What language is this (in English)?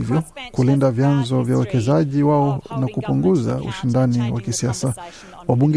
Swahili